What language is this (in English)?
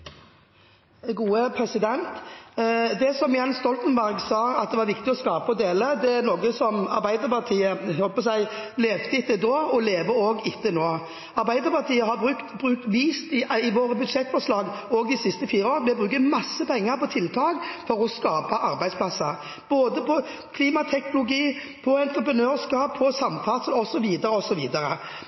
Norwegian Bokmål